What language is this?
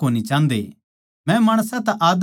Haryanvi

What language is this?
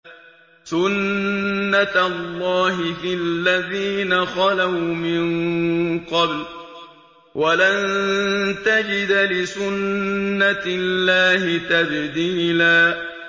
Arabic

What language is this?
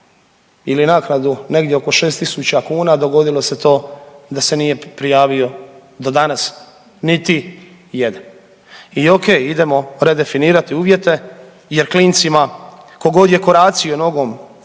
Croatian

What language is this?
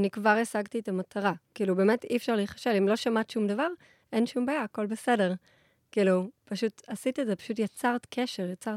Hebrew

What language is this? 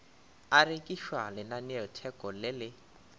Northern Sotho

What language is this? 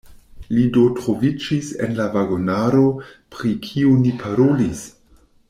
Esperanto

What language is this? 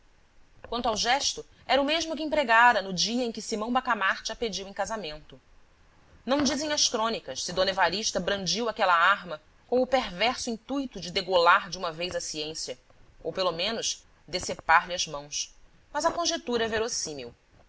Portuguese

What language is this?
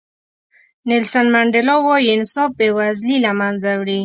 Pashto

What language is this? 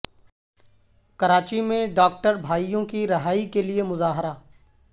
Urdu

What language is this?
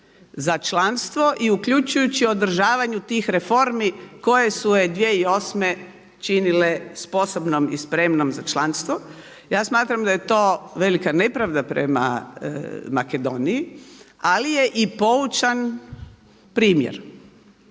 Croatian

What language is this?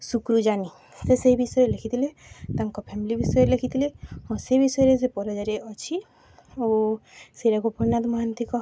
Odia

